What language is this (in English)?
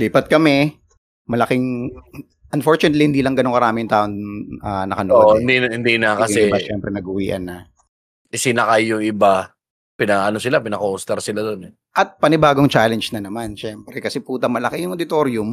Filipino